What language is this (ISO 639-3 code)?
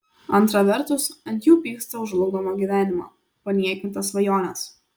lit